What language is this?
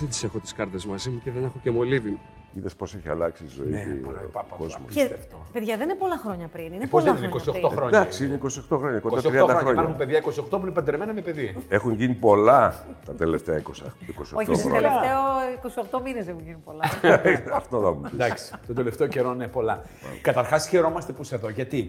Greek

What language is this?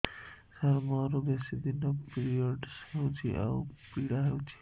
Odia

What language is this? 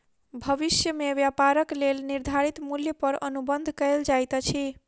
Maithili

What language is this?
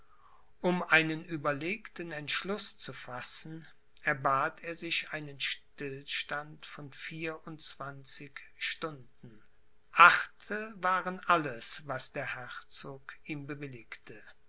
German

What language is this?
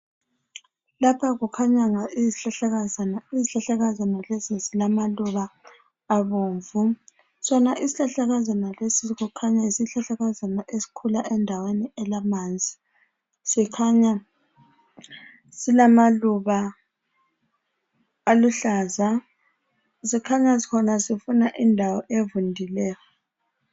North Ndebele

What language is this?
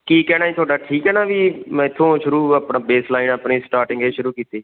Punjabi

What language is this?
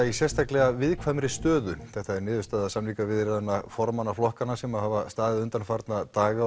Icelandic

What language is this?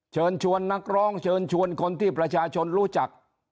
Thai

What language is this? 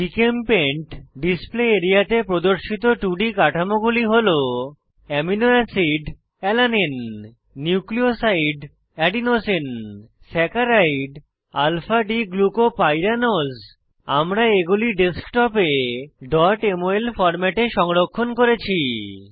Bangla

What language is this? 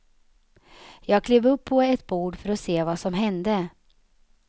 Swedish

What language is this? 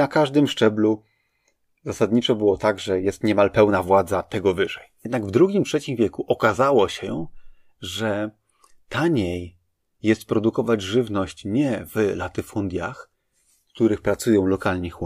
Polish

